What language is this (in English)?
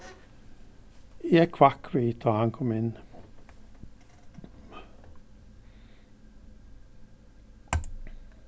Faroese